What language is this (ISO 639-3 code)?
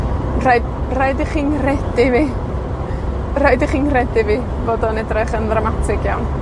cym